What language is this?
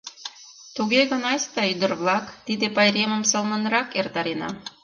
Mari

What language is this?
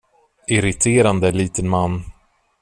Swedish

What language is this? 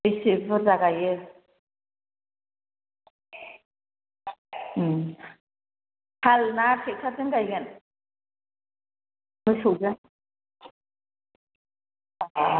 Bodo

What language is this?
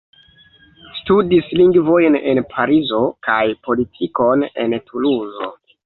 Esperanto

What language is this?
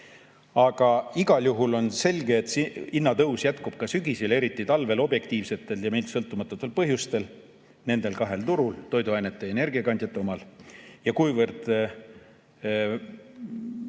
Estonian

